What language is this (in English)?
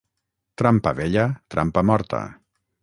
Catalan